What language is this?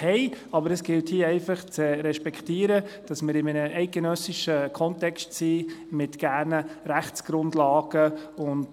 Swiss German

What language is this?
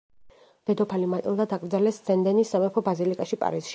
Georgian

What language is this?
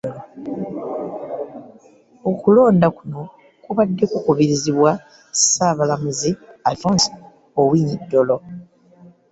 Ganda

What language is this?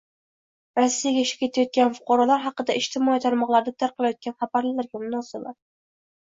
Uzbek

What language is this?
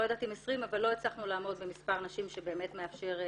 Hebrew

